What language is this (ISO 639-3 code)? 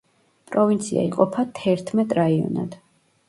kat